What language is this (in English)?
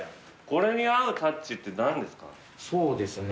Japanese